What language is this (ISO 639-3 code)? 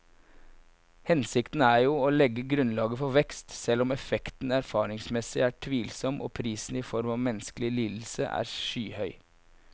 nor